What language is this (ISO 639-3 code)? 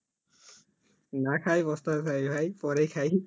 ben